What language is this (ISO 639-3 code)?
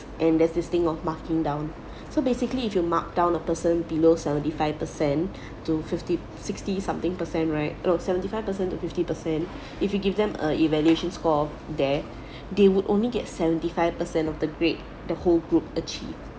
eng